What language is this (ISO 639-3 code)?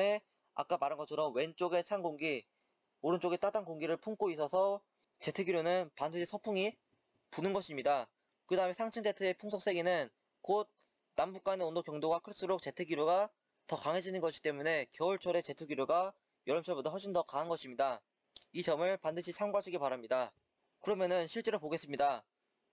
kor